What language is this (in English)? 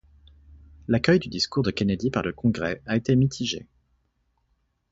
French